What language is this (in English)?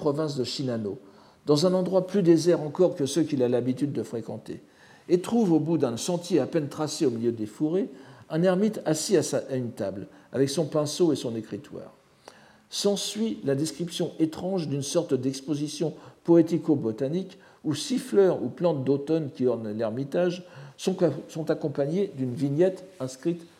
French